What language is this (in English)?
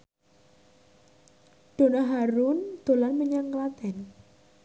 Javanese